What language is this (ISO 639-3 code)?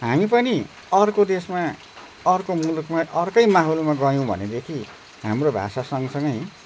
nep